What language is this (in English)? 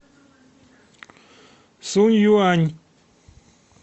Russian